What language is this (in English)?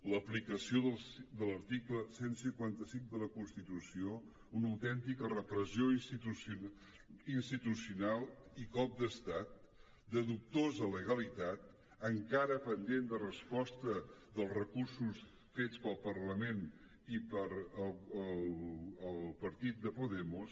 Catalan